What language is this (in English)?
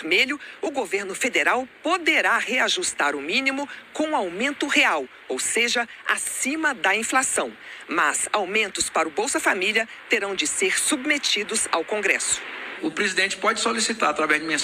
Portuguese